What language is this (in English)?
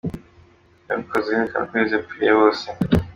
Kinyarwanda